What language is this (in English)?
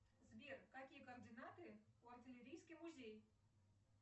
Russian